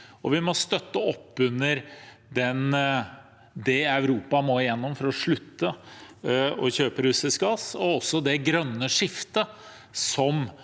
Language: Norwegian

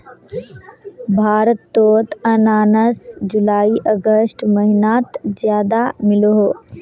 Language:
Magahi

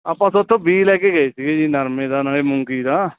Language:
Punjabi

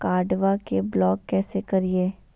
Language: Magahi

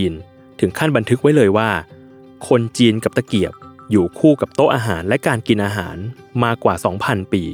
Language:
Thai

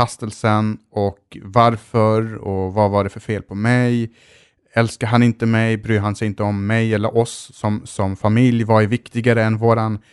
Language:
Swedish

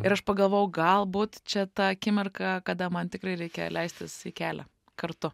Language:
Lithuanian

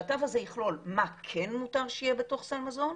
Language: Hebrew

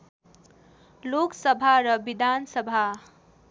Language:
Nepali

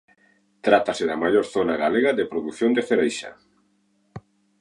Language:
Galician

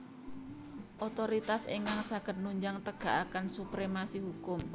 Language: Javanese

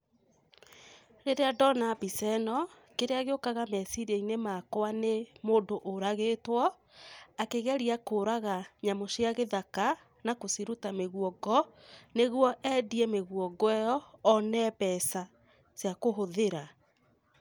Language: Kikuyu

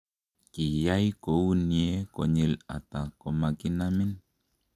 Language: Kalenjin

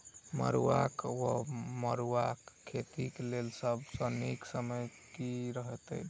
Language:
Maithili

